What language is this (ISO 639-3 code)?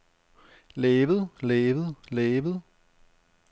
dan